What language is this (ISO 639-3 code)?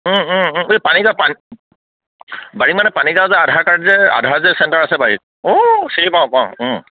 asm